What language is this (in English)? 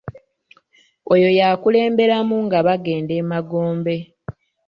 Ganda